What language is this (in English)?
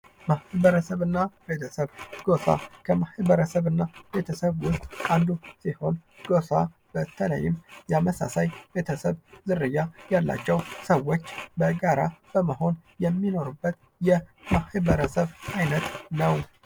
Amharic